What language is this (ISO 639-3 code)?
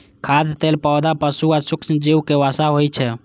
mai